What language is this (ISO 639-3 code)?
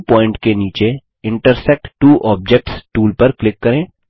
hin